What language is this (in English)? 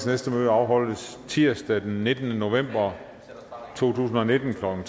Danish